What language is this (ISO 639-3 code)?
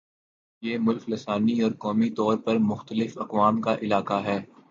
urd